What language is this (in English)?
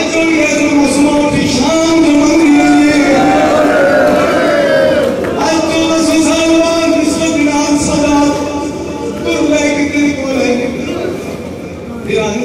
Arabic